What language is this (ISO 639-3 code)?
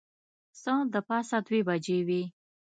pus